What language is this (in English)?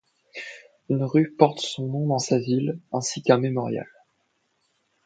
French